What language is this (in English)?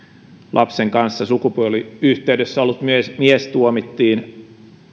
Finnish